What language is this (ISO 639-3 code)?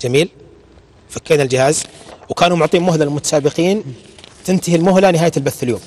ara